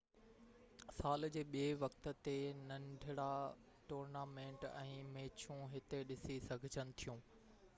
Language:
Sindhi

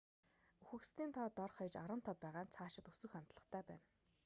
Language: Mongolian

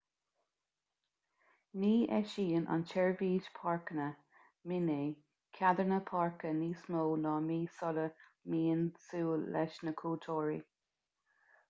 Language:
Irish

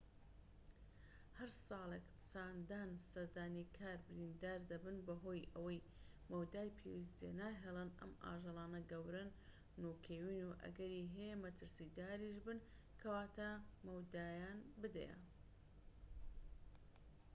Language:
Central Kurdish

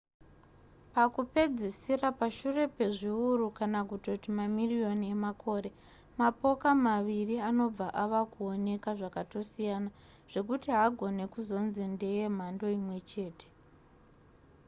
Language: Shona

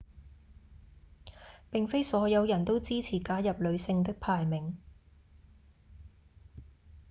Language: Cantonese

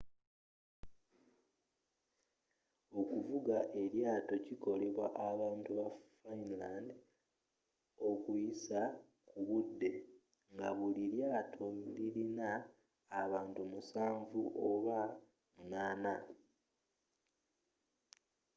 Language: Ganda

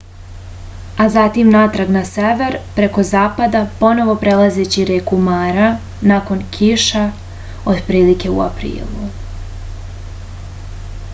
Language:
Serbian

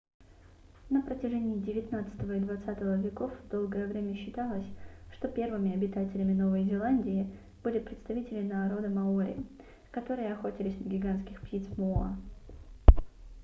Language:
Russian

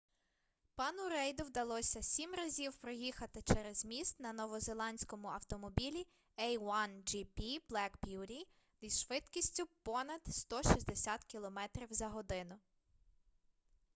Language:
Ukrainian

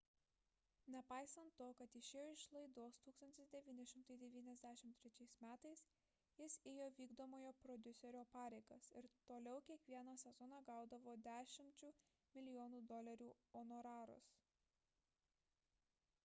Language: Lithuanian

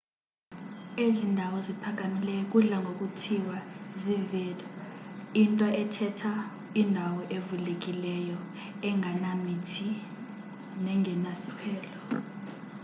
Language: Xhosa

